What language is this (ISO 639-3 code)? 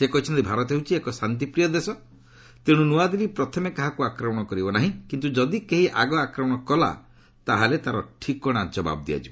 ori